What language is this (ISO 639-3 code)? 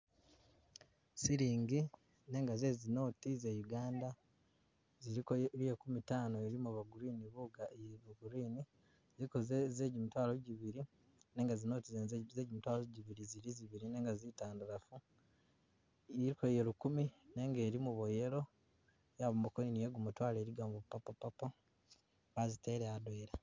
myx